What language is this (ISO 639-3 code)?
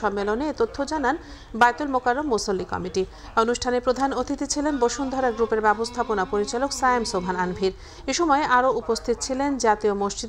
ron